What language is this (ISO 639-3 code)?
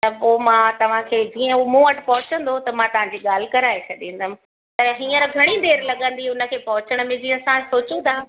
snd